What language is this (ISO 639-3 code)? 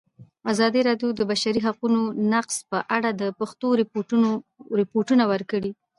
pus